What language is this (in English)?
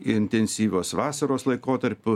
Lithuanian